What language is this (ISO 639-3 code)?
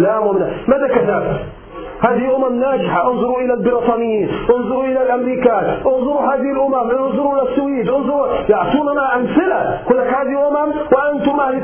ara